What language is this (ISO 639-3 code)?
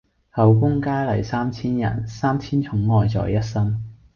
yue